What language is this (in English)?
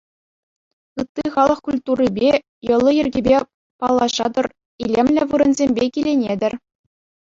Chuvash